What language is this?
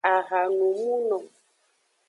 Aja (Benin)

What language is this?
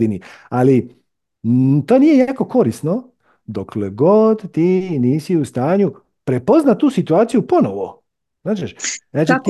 Croatian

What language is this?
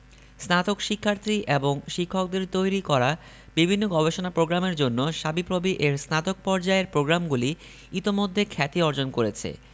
Bangla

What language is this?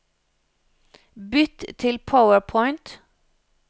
Norwegian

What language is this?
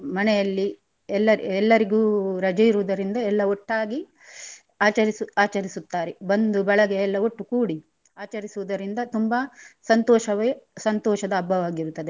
Kannada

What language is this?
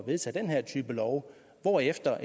Danish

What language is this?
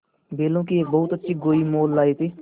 Hindi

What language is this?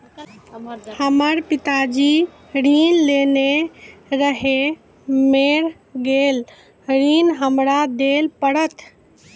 Maithili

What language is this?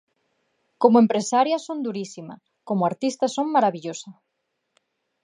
Galician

